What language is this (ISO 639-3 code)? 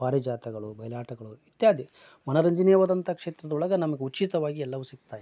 kan